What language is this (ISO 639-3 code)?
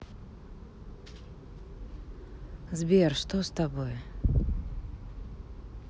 rus